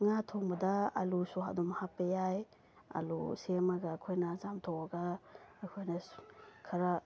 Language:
Manipuri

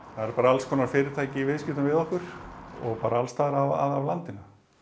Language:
Icelandic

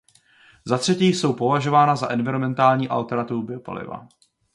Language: Czech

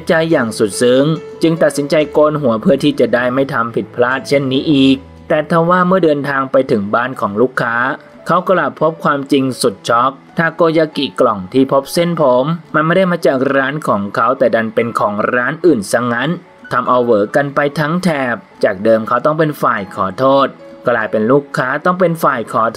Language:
Thai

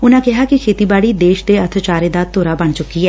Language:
Punjabi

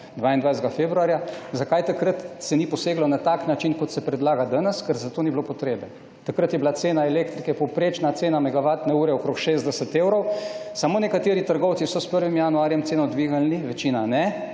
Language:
Slovenian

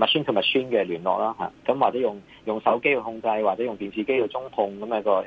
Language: Chinese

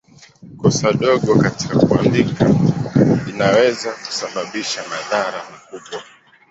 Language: Swahili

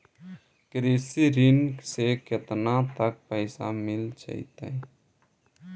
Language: Magahi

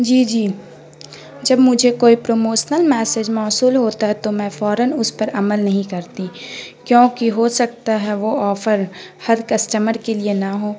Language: Urdu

